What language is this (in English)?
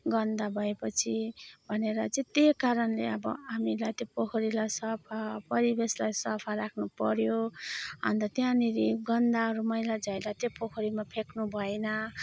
Nepali